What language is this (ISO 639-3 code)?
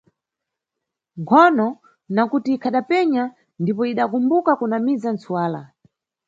nyu